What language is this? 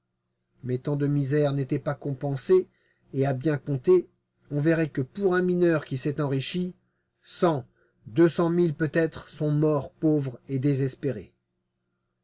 French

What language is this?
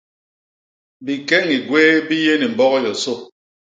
Basaa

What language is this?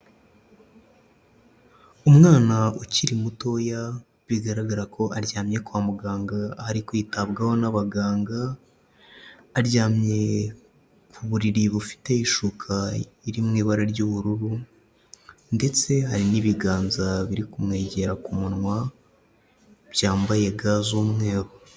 Kinyarwanda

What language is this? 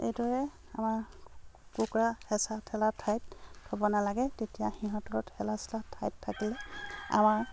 Assamese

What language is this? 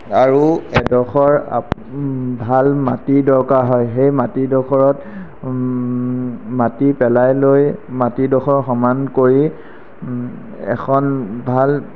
Assamese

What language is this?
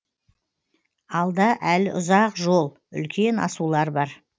Kazakh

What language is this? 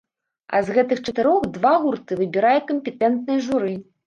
Belarusian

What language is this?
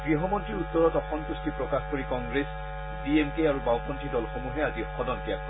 Assamese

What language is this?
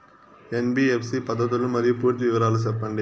Telugu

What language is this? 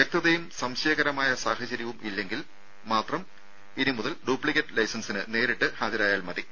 Malayalam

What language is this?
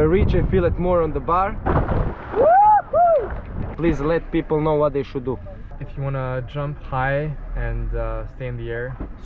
English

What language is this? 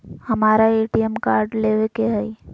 Magahi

